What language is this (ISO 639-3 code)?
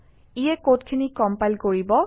asm